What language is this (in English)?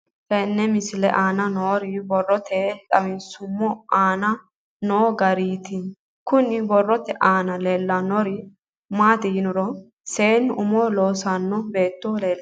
Sidamo